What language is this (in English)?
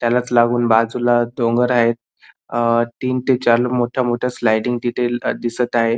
Marathi